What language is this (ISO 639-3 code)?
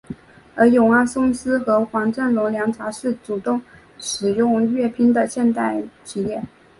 zho